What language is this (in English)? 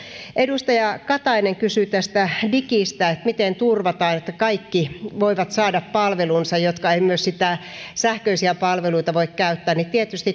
Finnish